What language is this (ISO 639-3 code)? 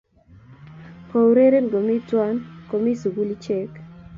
kln